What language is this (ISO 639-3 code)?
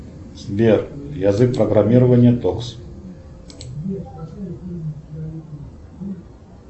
rus